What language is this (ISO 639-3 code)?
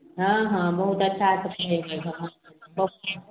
mai